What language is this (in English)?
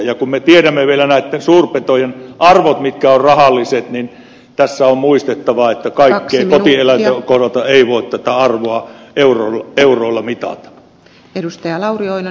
Finnish